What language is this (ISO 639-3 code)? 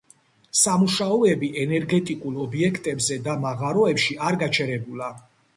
kat